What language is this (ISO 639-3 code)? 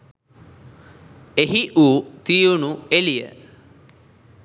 sin